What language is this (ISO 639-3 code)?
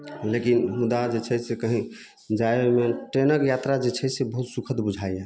mai